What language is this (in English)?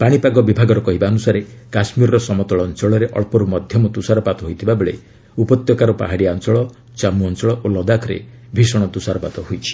Odia